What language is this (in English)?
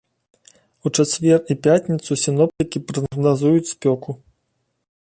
Belarusian